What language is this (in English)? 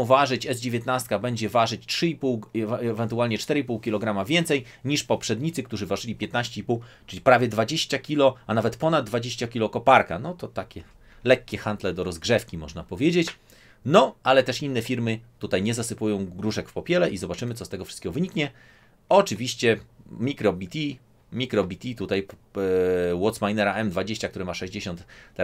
Polish